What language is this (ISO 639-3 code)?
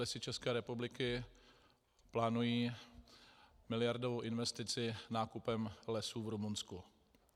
ces